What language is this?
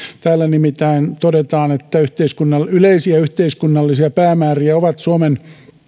Finnish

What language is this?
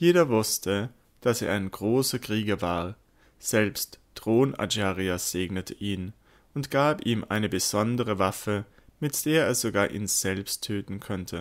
German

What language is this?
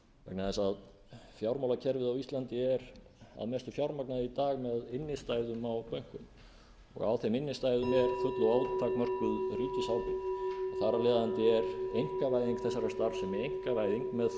Icelandic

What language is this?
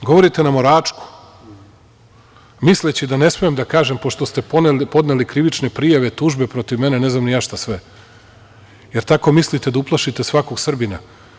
Serbian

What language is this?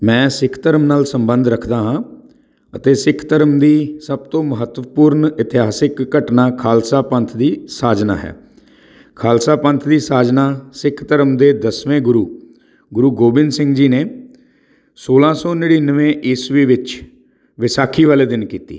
Punjabi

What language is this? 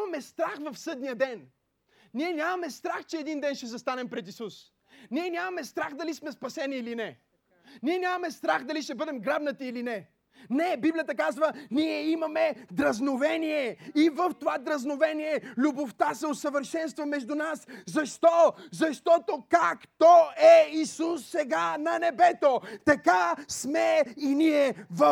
Bulgarian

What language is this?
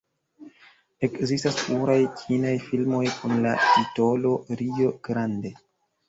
Esperanto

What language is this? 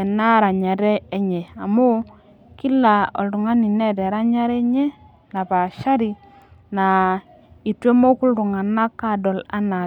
Masai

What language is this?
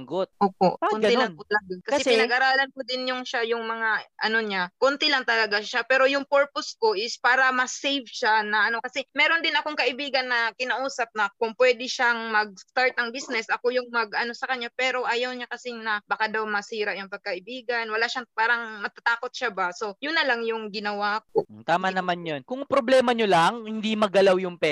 Filipino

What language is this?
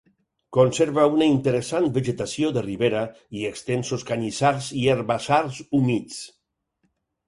Catalan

